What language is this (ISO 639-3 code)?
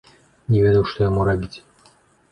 bel